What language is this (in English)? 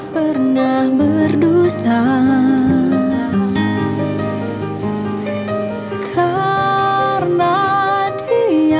Indonesian